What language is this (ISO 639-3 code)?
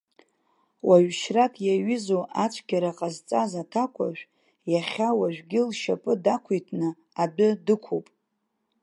abk